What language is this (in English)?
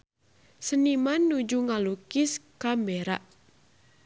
Sundanese